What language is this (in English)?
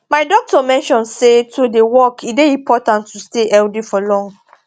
Nigerian Pidgin